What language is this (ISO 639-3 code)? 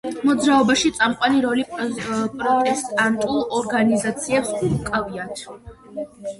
kat